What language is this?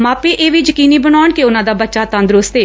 Punjabi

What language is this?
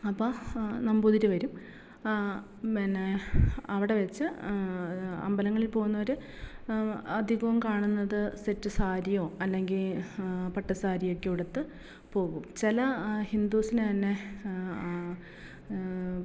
Malayalam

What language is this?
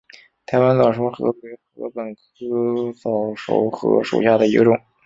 Chinese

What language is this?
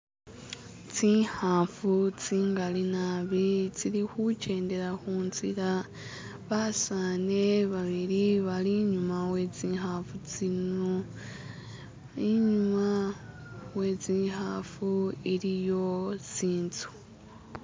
Masaaba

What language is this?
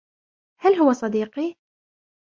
Arabic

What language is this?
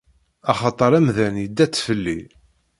Kabyle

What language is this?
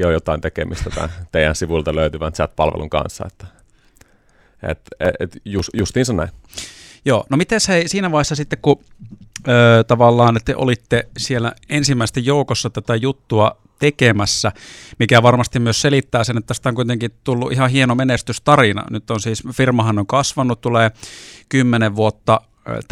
Finnish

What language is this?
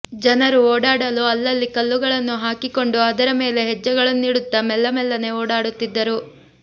Kannada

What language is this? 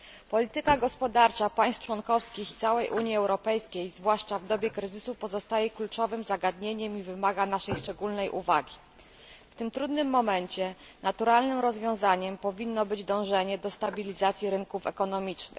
Polish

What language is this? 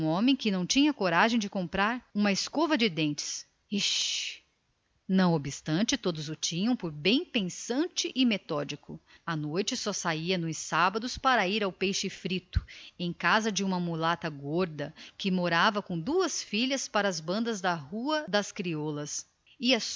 Portuguese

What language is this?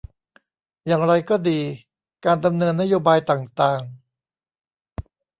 Thai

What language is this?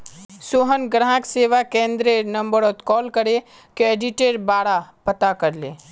Magahi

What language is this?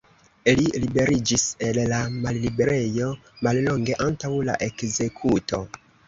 Esperanto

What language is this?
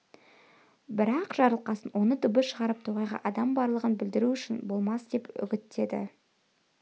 Kazakh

